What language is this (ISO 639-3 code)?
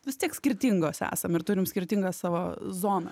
lit